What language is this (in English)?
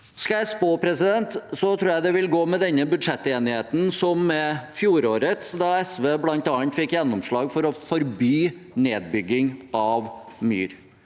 Norwegian